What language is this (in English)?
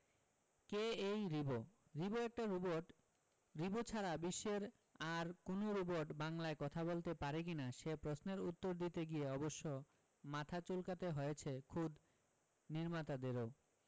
Bangla